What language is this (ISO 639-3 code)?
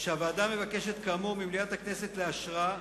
heb